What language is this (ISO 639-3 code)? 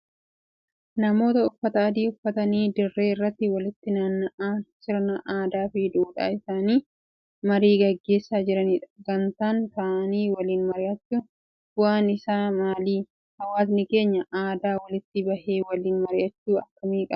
orm